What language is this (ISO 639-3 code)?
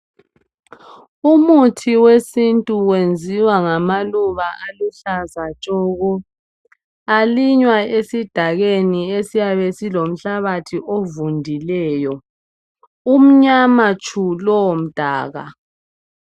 nde